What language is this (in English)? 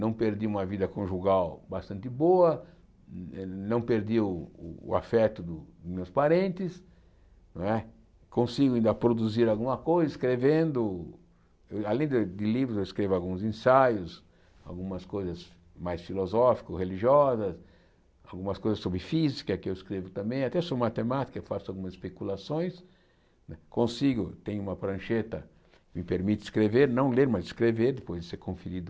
Portuguese